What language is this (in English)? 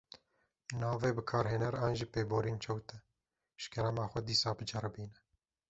Kurdish